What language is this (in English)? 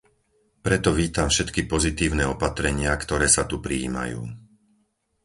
Slovak